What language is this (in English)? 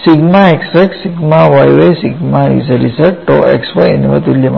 Malayalam